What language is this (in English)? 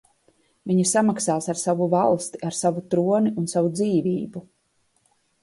Latvian